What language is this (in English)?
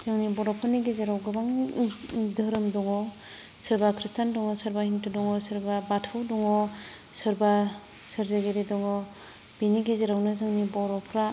Bodo